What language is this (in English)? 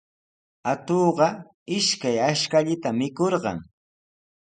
Sihuas Ancash Quechua